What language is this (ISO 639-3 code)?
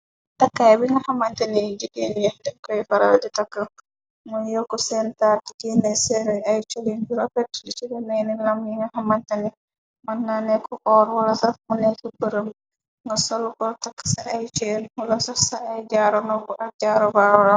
wol